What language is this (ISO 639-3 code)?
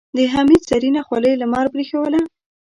pus